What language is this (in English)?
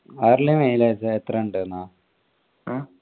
Malayalam